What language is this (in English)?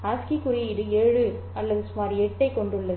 Tamil